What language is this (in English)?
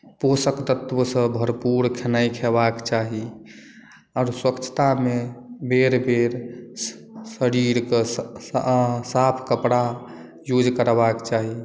Maithili